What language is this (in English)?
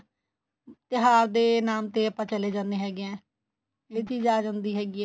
Punjabi